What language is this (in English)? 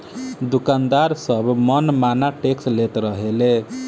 Bhojpuri